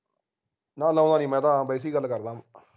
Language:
Punjabi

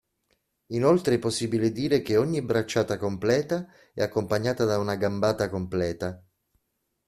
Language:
Italian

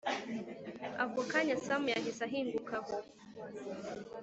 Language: Kinyarwanda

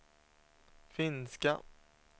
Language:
Swedish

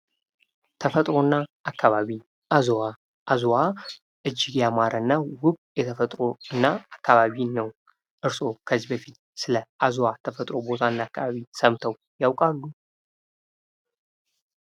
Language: Amharic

